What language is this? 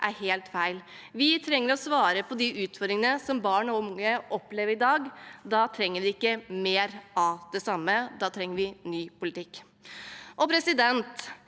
Norwegian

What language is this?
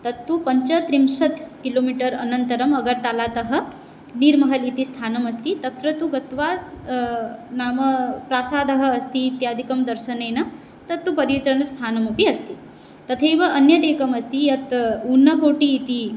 Sanskrit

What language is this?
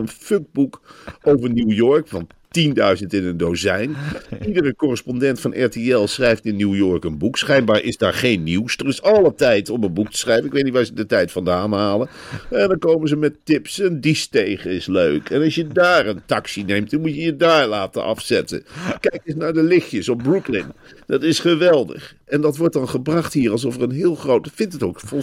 Dutch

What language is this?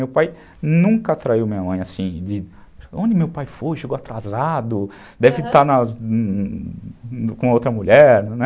Portuguese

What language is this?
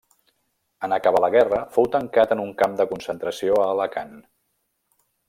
Catalan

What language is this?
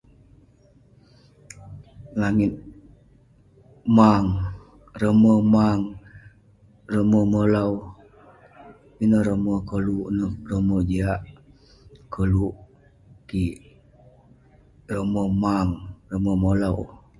Western Penan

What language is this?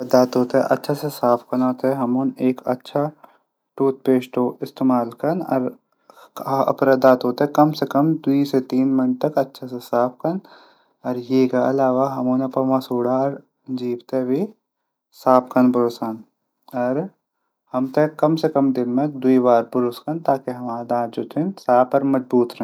Garhwali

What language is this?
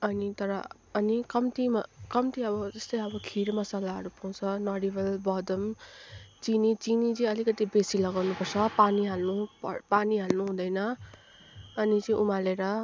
Nepali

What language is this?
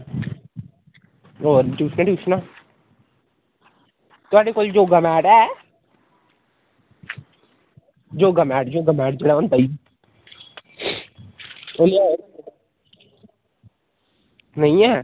Dogri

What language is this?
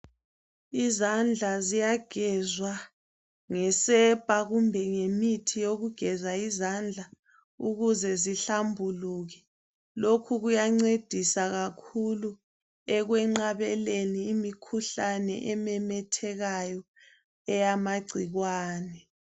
North Ndebele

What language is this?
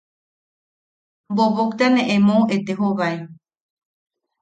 Yaqui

